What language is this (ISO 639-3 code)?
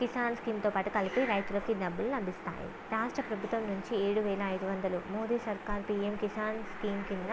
tel